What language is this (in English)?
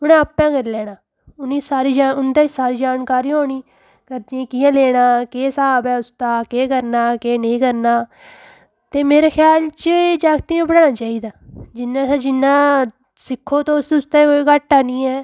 Dogri